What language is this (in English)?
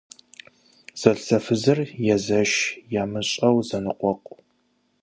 Kabardian